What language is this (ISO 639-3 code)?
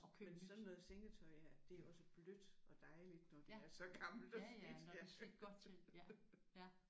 dan